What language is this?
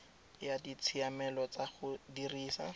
Tswana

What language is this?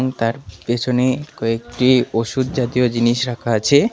Bangla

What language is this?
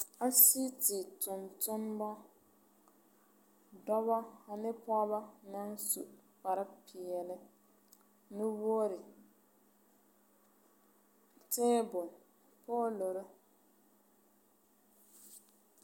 Southern Dagaare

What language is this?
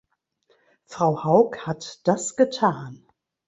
German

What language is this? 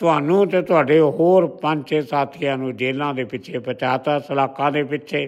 Punjabi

